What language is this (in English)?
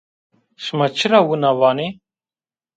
Zaza